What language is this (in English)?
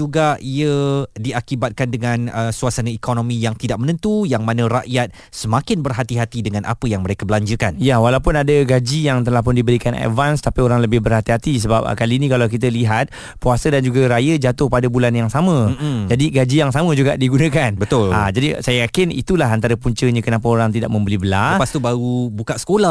Malay